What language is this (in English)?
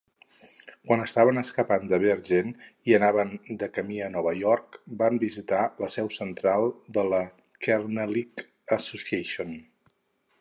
Catalan